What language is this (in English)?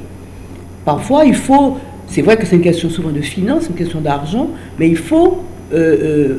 French